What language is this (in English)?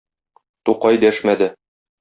Tatar